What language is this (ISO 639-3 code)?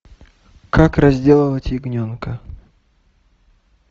rus